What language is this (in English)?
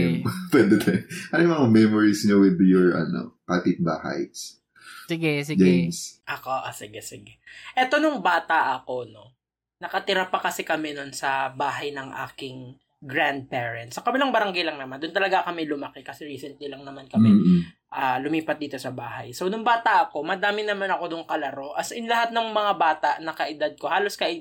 Filipino